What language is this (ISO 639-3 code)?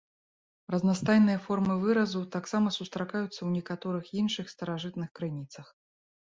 bel